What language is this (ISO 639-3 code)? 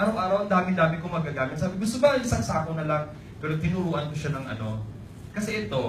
fil